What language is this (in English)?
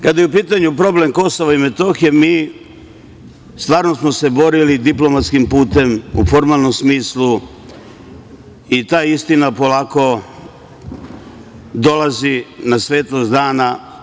Serbian